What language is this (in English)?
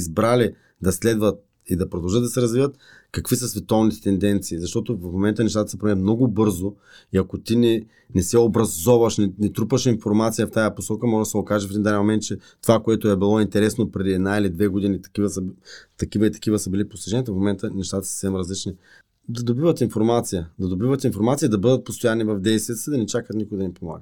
Bulgarian